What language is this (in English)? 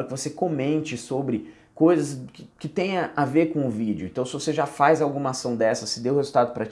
Portuguese